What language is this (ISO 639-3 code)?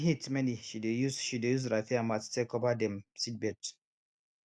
pcm